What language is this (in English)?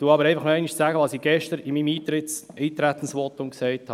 Swiss German